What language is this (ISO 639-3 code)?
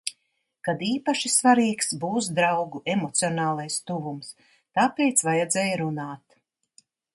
lav